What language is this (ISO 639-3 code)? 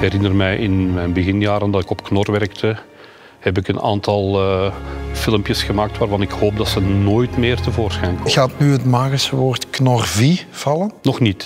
nld